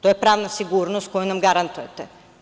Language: Serbian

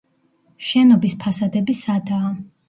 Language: Georgian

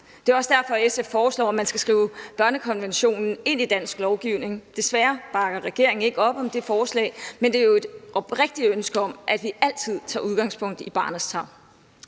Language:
Danish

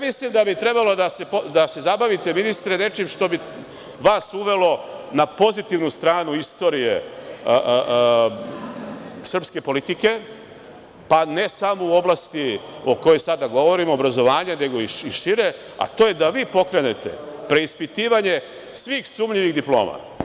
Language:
Serbian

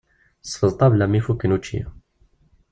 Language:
Kabyle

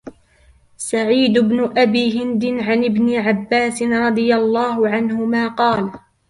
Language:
Arabic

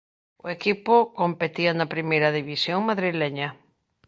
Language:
Galician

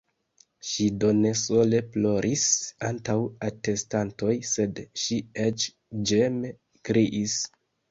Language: Esperanto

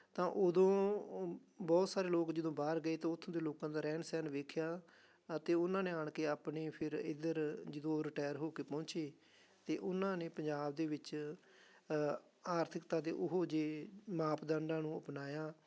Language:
Punjabi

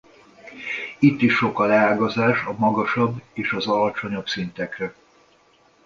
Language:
Hungarian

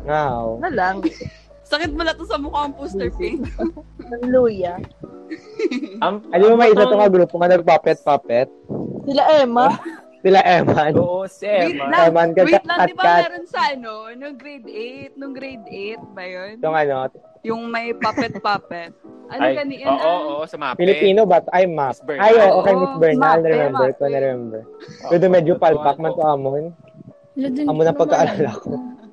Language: Filipino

